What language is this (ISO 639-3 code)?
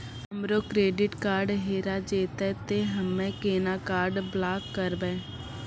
mai